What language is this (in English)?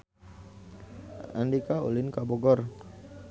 Sundanese